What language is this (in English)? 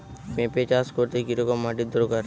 Bangla